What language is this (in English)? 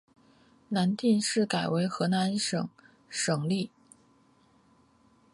Chinese